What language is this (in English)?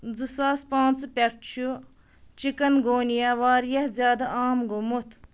Kashmiri